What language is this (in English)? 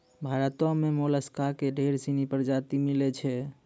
Maithili